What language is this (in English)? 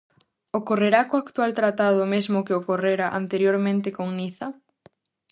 Galician